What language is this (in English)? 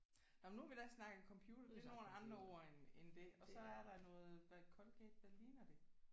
Danish